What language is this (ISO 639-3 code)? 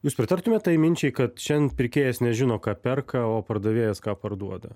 lit